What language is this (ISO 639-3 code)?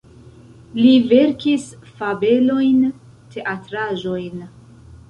epo